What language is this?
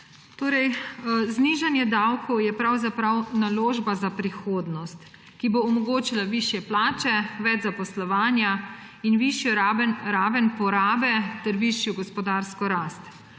Slovenian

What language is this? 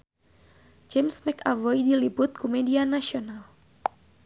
Sundanese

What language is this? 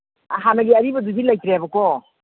Manipuri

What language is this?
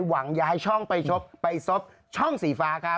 Thai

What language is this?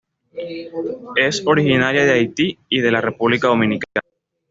Spanish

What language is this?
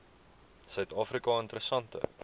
Afrikaans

